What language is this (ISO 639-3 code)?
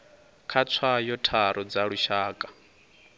ven